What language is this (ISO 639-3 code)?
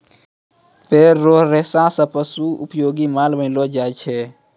mai